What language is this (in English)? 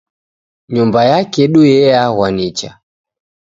Taita